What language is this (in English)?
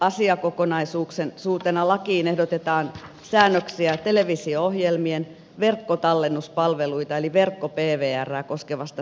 Finnish